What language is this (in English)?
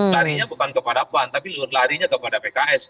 Indonesian